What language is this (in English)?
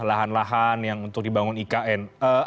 Indonesian